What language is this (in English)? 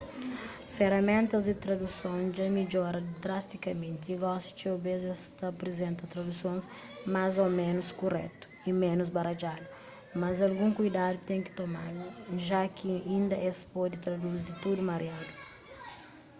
Kabuverdianu